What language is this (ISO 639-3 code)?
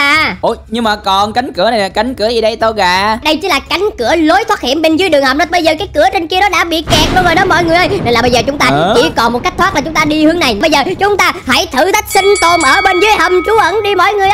vie